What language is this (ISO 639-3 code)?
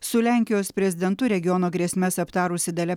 lit